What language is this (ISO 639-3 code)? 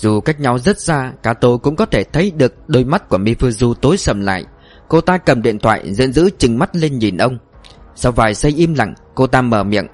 vie